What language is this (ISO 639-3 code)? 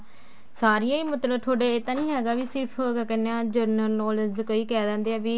pan